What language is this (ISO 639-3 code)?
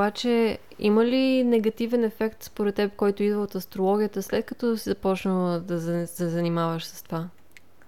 bul